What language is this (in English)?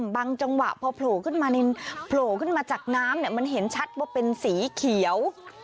Thai